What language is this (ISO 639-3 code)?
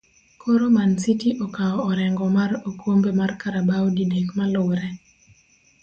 luo